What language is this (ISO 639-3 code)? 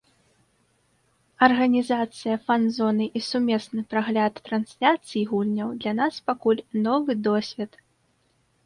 bel